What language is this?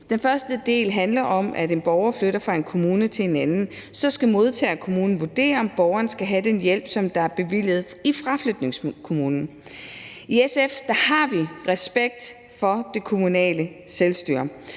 Danish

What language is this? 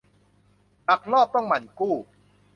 Thai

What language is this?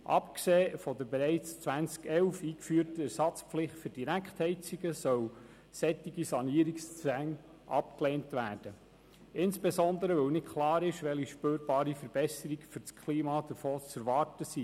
Swiss German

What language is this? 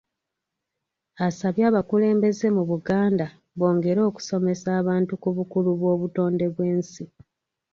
Ganda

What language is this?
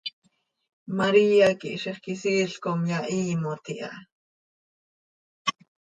Seri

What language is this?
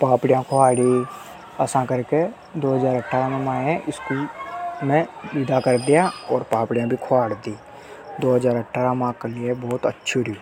Hadothi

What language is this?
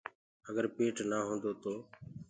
Gurgula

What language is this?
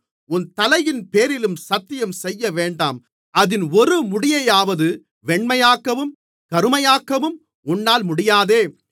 Tamil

